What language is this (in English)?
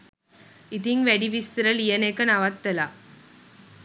Sinhala